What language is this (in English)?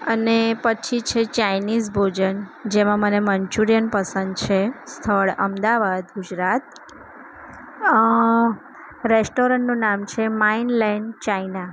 Gujarati